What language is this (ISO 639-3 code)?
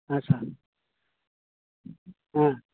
sat